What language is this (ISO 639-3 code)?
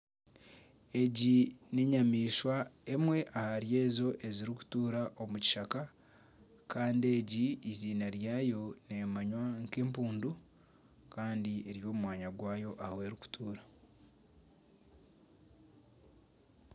nyn